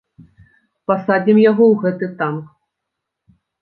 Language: Belarusian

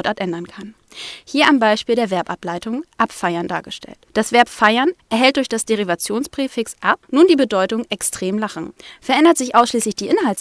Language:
German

